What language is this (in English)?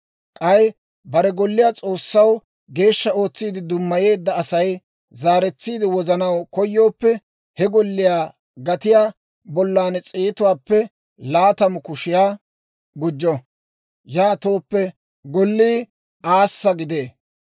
Dawro